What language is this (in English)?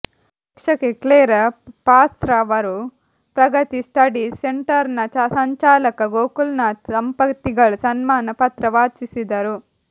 Kannada